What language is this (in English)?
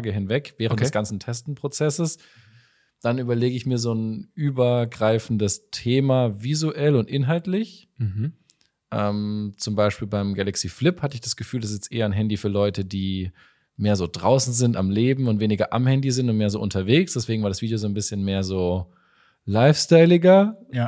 German